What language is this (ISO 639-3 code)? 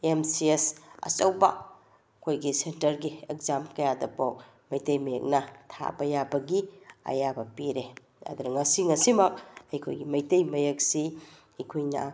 mni